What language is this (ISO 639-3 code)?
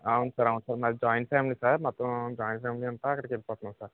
tel